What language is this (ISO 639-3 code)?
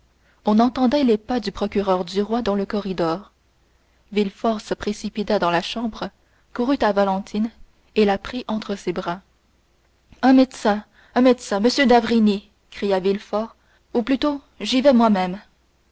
fra